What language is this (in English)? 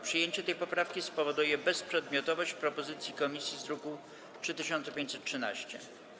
Polish